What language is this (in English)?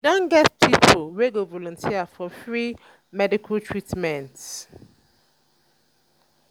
Nigerian Pidgin